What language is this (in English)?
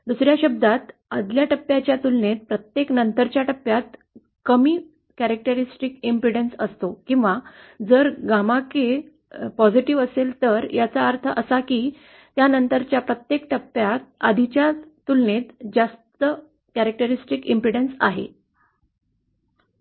Marathi